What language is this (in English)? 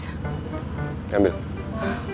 Indonesian